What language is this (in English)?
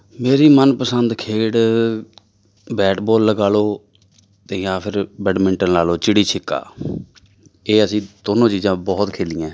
Punjabi